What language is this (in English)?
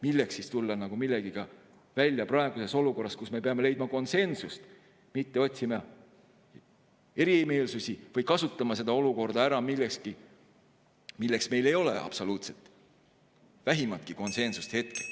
Estonian